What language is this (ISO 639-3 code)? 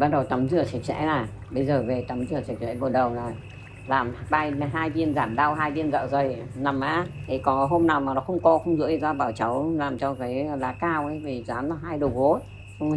vie